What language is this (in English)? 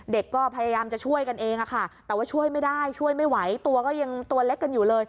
Thai